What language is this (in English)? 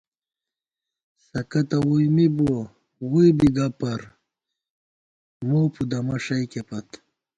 Gawar-Bati